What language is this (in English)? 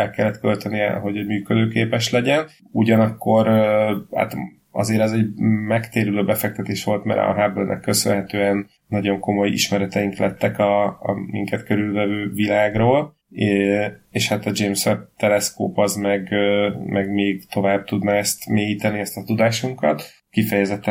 Hungarian